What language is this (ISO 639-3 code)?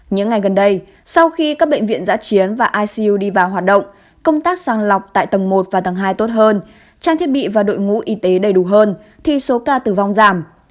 vie